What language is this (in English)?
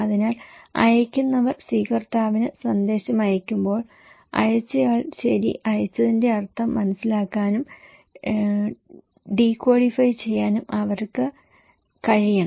Malayalam